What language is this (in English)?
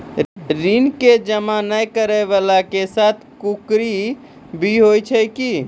Maithili